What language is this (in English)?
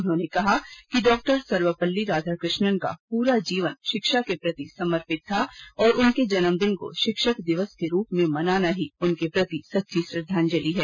Hindi